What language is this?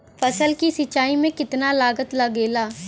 Bhojpuri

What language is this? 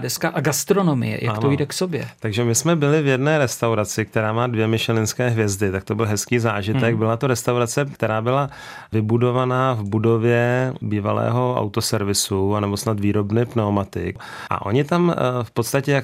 Czech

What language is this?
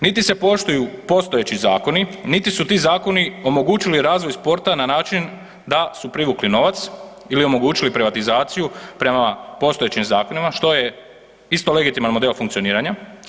Croatian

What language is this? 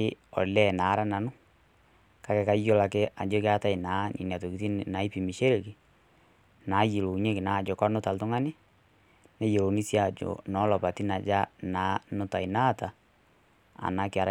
Masai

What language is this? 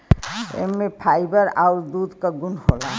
Bhojpuri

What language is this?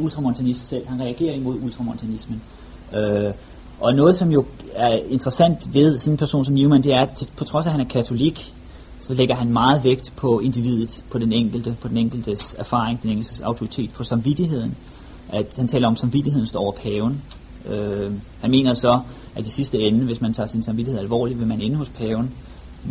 Danish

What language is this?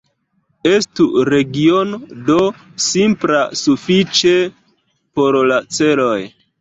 Esperanto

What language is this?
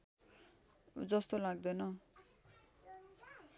Nepali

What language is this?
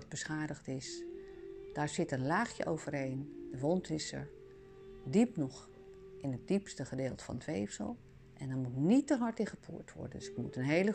Dutch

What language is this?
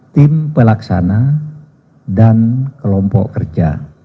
Indonesian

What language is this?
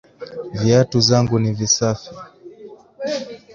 Swahili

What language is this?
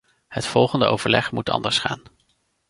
Dutch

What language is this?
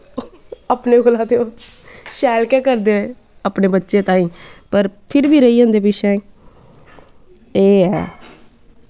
Dogri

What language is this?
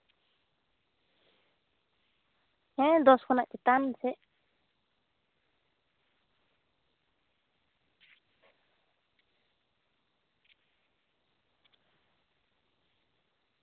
Santali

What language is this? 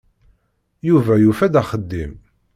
Kabyle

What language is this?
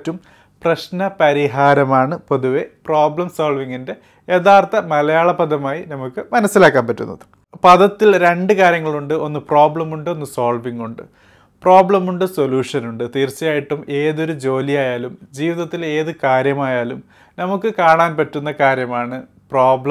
Malayalam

